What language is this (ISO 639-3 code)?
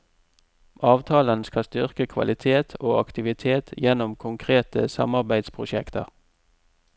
nor